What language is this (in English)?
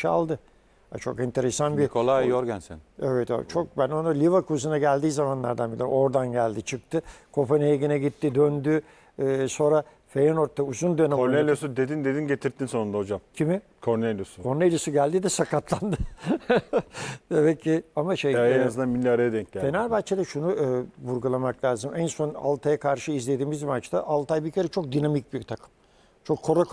Turkish